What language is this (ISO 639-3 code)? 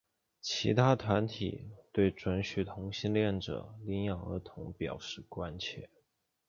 zho